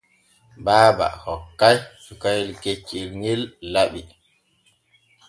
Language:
Borgu Fulfulde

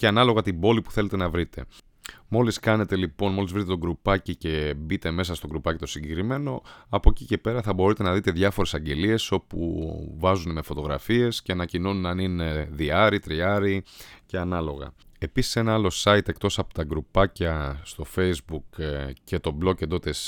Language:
Greek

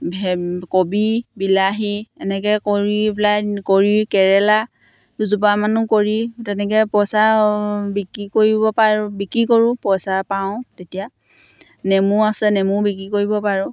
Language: Assamese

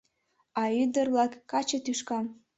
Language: Mari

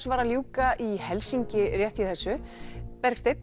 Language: Icelandic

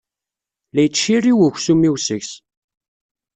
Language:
Kabyle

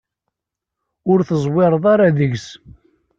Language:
Kabyle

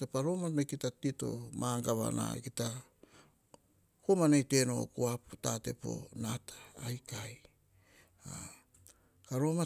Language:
Hahon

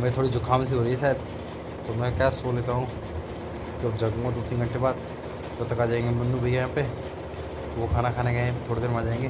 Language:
Hindi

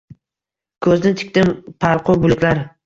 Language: Uzbek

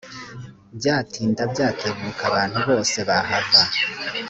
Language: Kinyarwanda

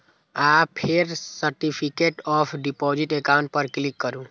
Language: Maithili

